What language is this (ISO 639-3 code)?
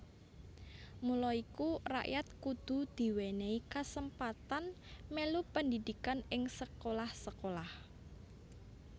jav